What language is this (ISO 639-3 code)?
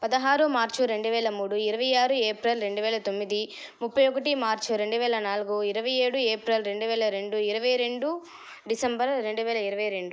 tel